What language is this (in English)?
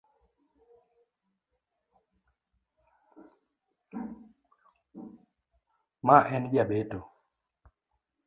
Luo (Kenya and Tanzania)